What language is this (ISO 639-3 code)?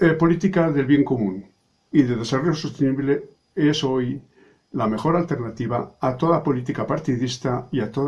spa